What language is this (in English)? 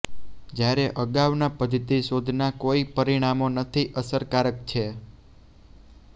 Gujarati